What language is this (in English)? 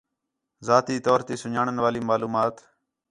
Khetrani